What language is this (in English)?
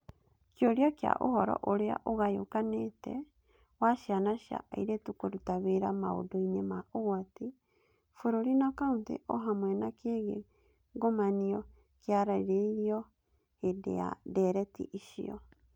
Kikuyu